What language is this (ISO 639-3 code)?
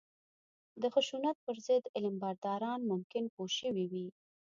pus